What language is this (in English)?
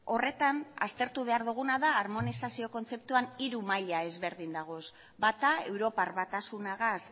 Basque